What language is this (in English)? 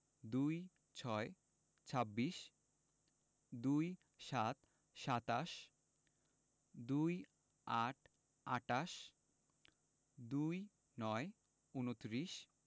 Bangla